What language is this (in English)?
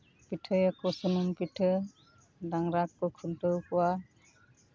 Santali